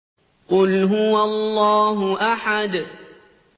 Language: Arabic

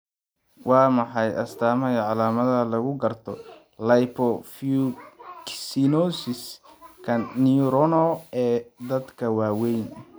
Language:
Somali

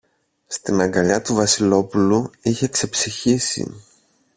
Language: Greek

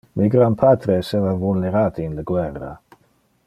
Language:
Interlingua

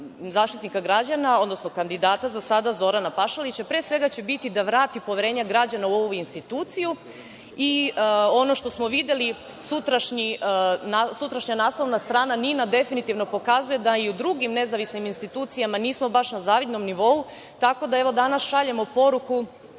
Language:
Serbian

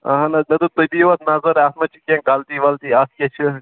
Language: Kashmiri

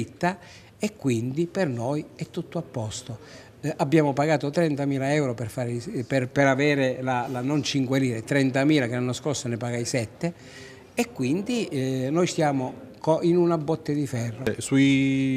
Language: Italian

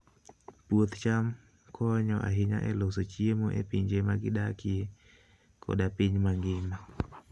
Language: Luo (Kenya and Tanzania)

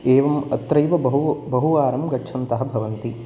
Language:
Sanskrit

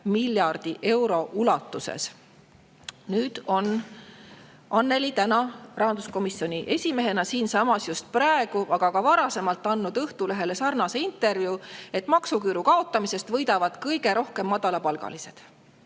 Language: Estonian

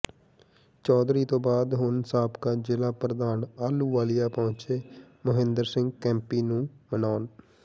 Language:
Punjabi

